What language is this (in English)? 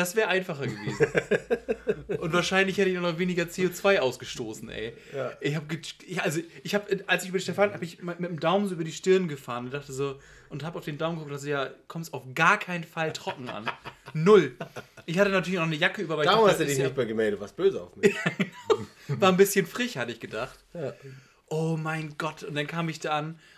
German